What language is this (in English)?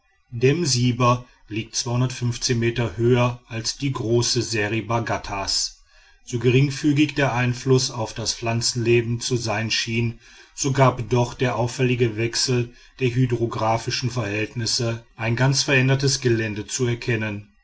German